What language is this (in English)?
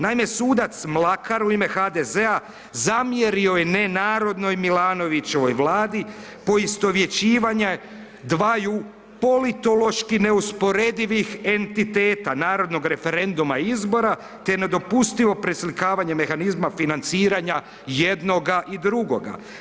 Croatian